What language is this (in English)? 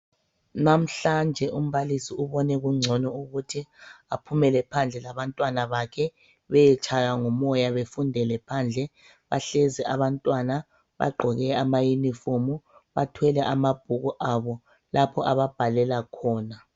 North Ndebele